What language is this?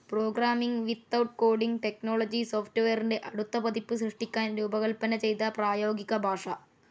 Malayalam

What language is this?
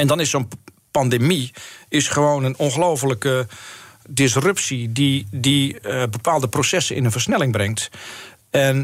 Dutch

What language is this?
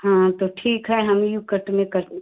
Hindi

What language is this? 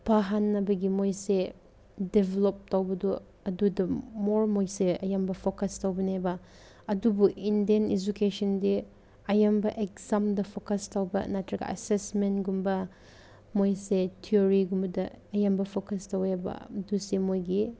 Manipuri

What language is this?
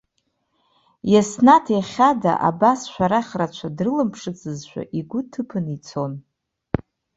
Abkhazian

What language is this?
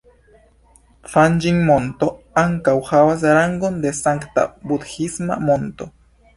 Esperanto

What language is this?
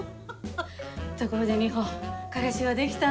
Japanese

